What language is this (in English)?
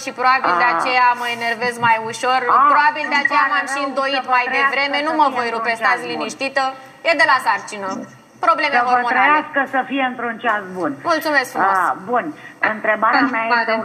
Romanian